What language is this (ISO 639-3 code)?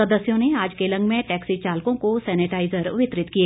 hin